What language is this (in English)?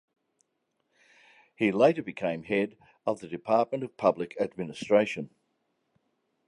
English